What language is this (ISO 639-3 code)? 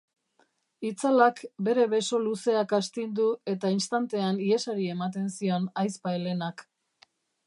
eus